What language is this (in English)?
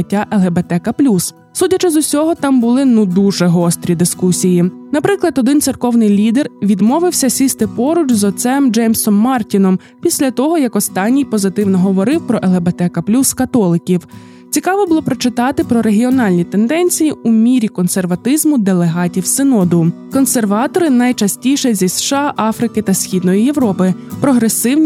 Ukrainian